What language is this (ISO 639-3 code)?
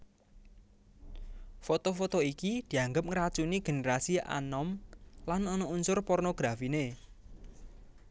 jav